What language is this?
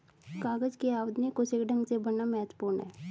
Hindi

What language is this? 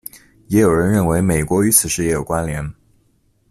Chinese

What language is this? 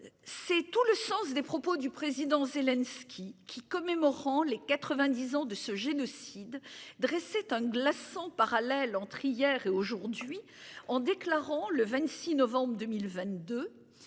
French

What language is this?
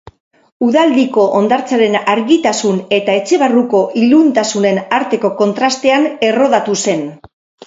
Basque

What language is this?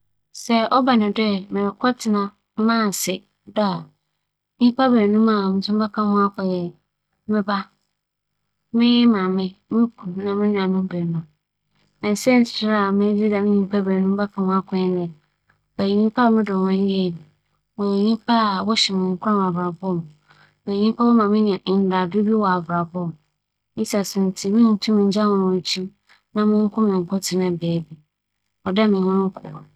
Akan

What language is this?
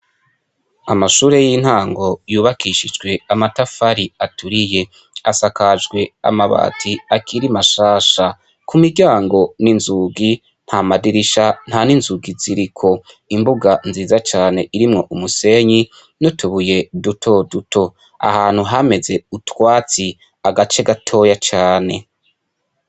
Rundi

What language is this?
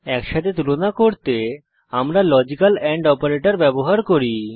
Bangla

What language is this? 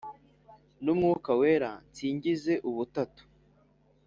Kinyarwanda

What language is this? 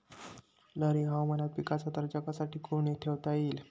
Marathi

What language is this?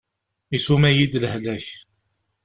Kabyle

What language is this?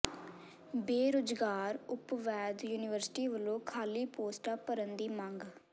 Punjabi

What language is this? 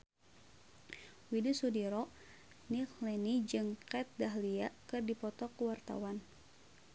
Sundanese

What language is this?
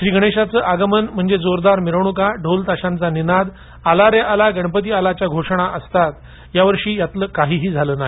Marathi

